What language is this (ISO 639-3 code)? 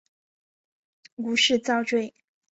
zho